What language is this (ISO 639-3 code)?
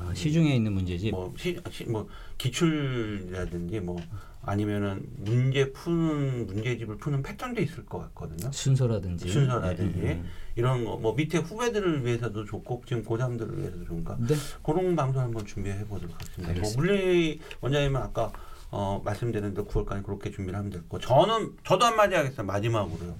kor